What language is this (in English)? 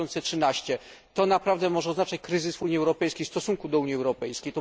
Polish